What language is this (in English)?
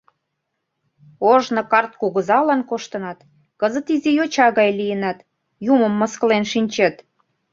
Mari